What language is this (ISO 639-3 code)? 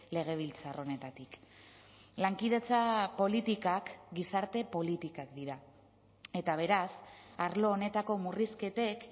eus